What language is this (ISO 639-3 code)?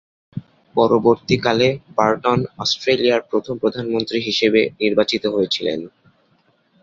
ben